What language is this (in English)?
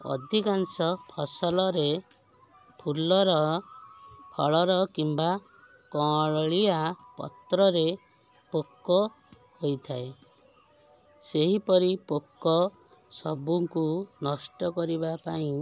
Odia